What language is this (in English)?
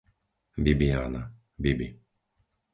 Slovak